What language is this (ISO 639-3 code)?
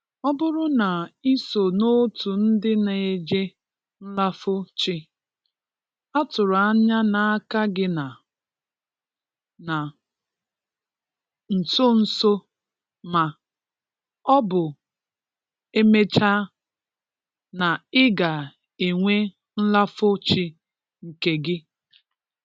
ibo